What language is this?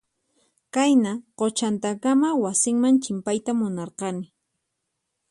Puno Quechua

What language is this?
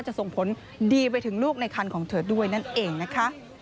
Thai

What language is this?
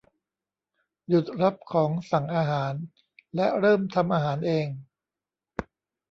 Thai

